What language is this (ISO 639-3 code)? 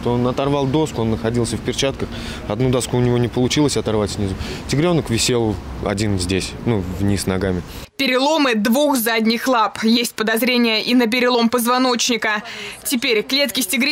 rus